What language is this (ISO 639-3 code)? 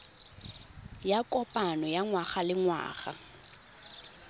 tsn